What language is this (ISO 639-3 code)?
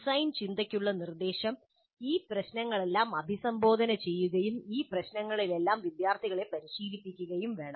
mal